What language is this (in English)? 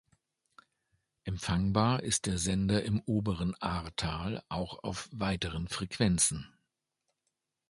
German